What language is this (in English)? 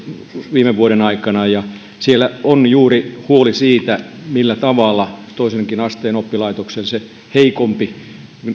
Finnish